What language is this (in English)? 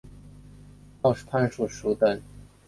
Chinese